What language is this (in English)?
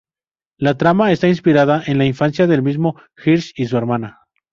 Spanish